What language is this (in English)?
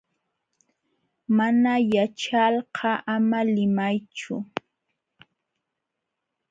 Jauja Wanca Quechua